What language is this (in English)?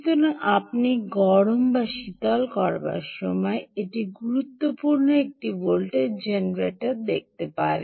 Bangla